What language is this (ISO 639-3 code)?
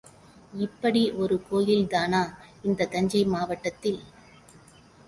tam